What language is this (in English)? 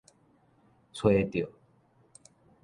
Min Nan Chinese